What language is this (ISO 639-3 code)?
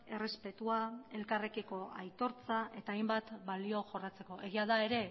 eus